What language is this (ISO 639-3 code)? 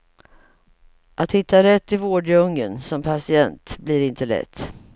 swe